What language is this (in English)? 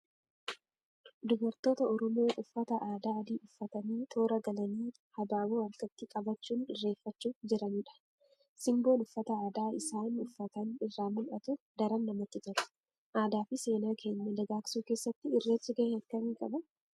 Oromo